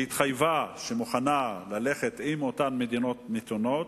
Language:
Hebrew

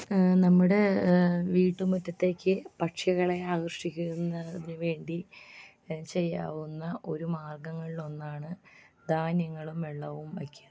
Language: Malayalam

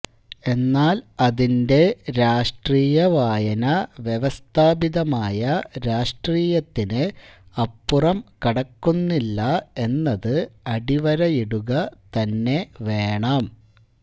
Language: Malayalam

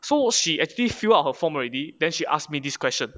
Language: English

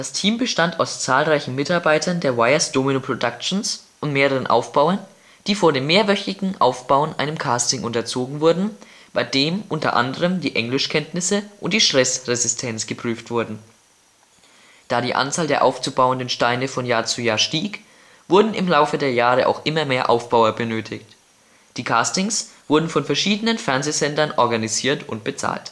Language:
German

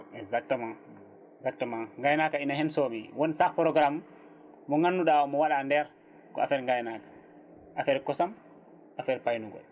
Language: Fula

